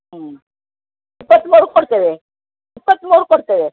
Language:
Kannada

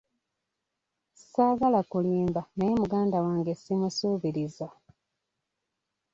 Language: Ganda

